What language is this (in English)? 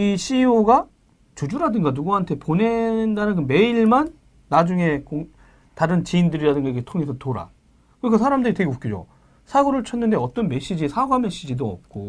Korean